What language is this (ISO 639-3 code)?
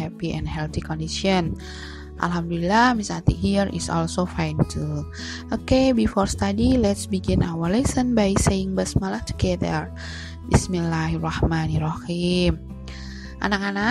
ind